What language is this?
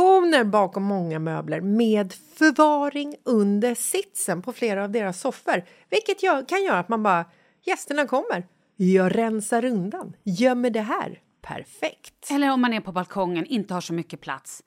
Swedish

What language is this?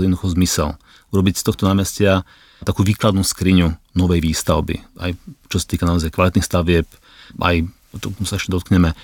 Slovak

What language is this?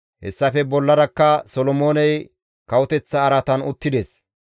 Gamo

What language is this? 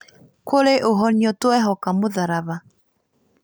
Kikuyu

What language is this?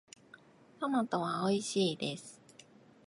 Japanese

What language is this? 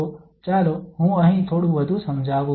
Gujarati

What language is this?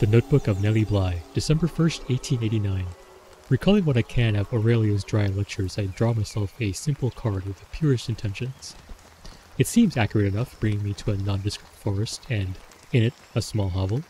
English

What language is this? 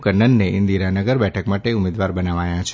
Gujarati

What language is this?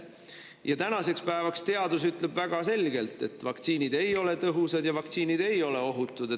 Estonian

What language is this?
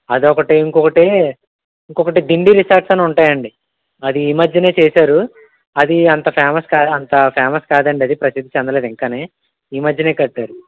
Telugu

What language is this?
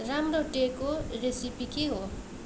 Nepali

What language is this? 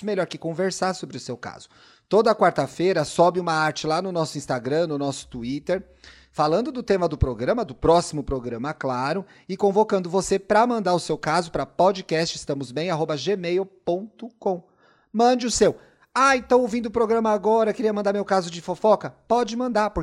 Portuguese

